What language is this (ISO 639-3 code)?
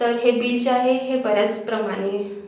mar